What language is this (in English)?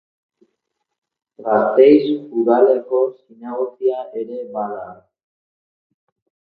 Basque